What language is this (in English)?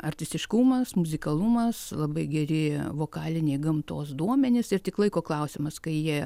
Lithuanian